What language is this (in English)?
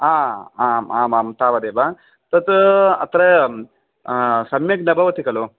Sanskrit